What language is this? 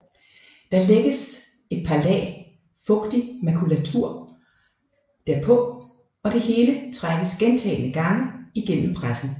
Danish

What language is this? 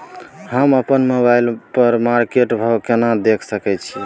Maithili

